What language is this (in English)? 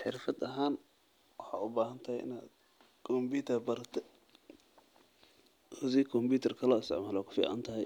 Somali